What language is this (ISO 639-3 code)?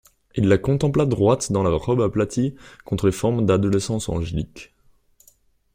fra